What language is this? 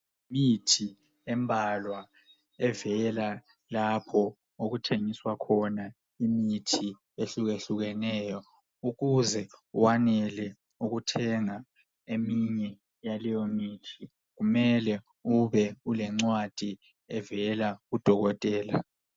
North Ndebele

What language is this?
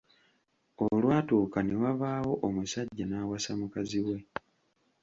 Ganda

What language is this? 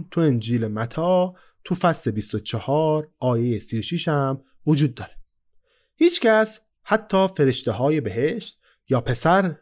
Persian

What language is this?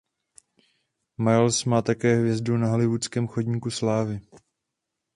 Czech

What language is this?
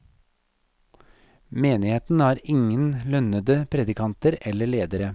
Norwegian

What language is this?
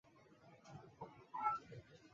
Chinese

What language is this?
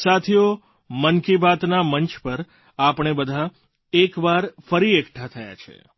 Gujarati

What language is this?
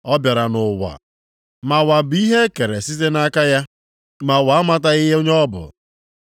Igbo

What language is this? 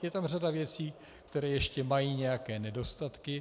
Czech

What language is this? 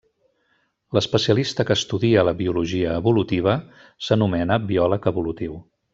Catalan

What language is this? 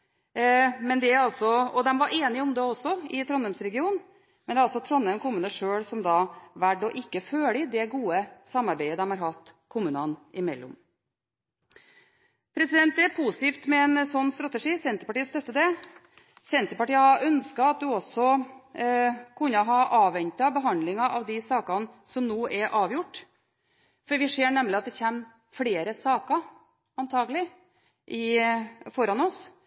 Norwegian Bokmål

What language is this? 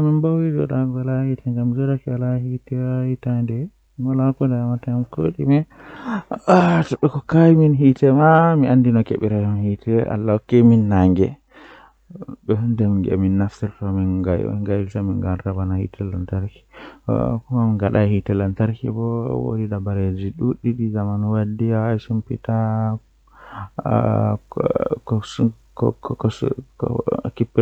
Western Niger Fulfulde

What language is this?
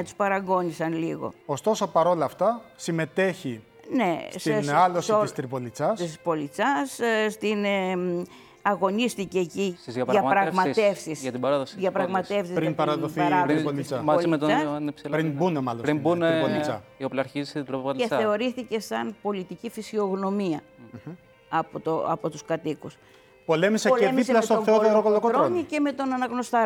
Greek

